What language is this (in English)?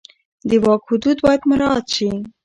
Pashto